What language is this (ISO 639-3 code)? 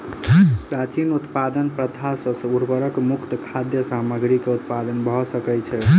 mai